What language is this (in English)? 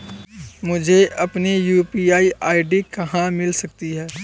Hindi